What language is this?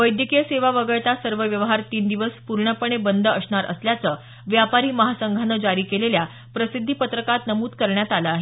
Marathi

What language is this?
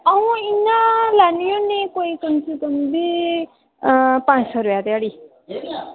Dogri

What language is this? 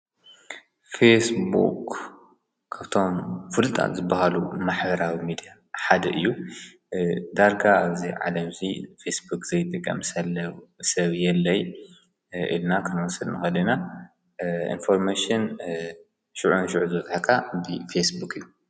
Tigrinya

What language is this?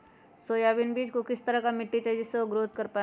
Magahi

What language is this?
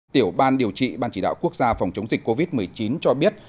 Vietnamese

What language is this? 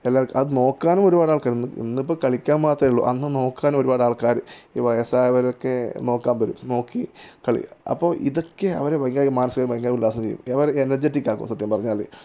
Malayalam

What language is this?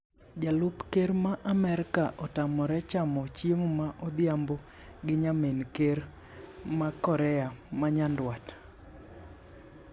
Luo (Kenya and Tanzania)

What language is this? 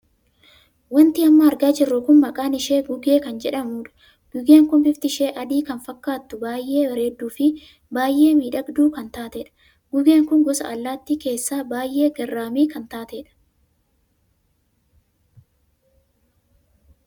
Oromo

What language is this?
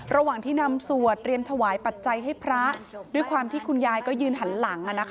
Thai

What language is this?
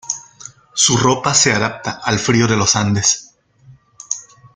Spanish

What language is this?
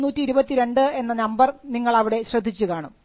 Malayalam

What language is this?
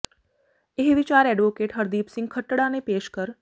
Punjabi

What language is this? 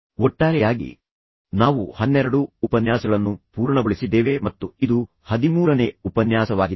Kannada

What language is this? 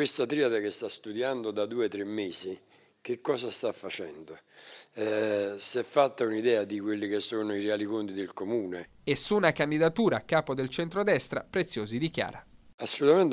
Italian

